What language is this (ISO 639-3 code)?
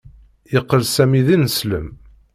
kab